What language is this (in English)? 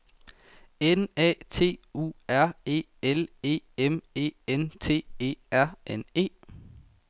Danish